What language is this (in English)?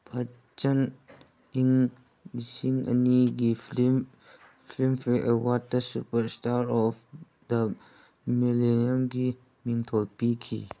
Manipuri